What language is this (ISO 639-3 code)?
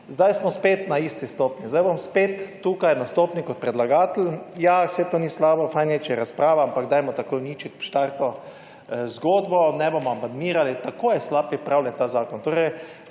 slv